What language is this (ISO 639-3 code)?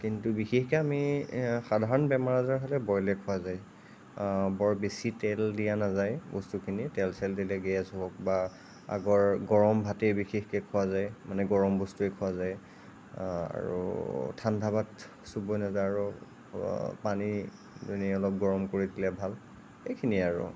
asm